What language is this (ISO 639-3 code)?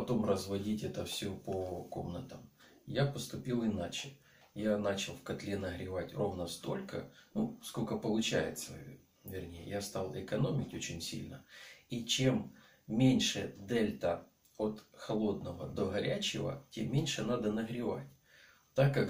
rus